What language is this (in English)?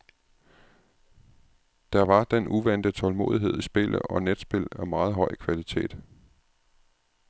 Danish